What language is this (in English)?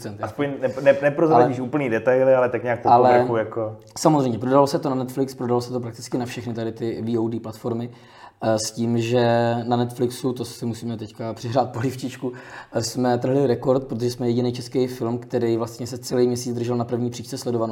Czech